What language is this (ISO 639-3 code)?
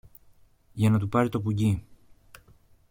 ell